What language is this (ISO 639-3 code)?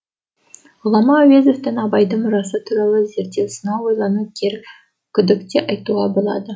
kaz